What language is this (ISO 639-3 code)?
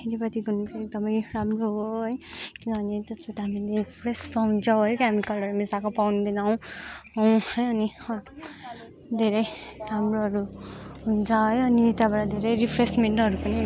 nep